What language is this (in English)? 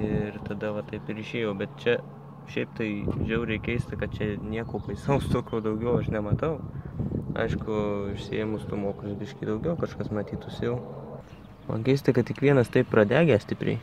Lithuanian